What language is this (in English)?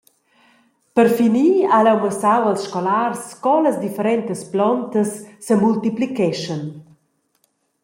Romansh